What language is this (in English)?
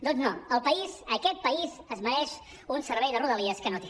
Catalan